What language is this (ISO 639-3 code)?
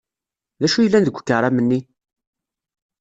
kab